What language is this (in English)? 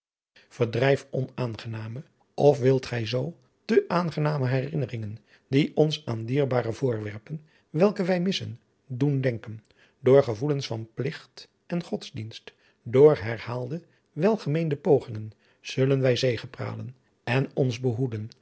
Dutch